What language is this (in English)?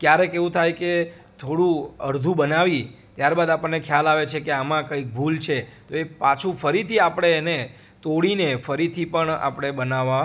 Gujarati